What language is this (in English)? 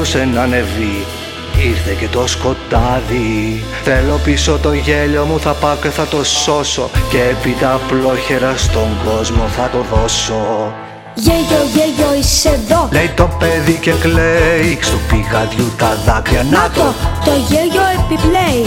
Greek